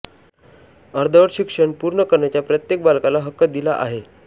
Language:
Marathi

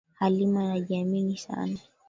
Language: Swahili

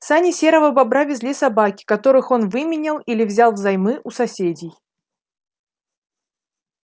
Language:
Russian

